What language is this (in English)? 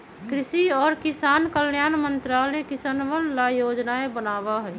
Magahi